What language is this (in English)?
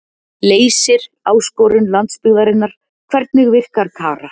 Icelandic